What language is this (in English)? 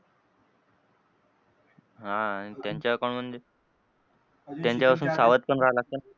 Marathi